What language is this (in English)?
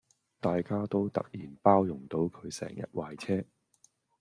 Cantonese